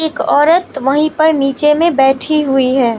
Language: Hindi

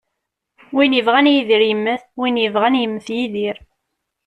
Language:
Kabyle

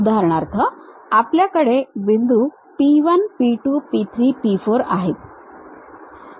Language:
Marathi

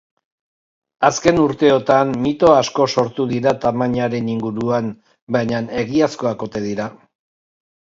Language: Basque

